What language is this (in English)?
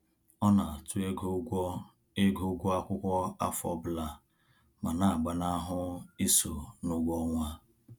Igbo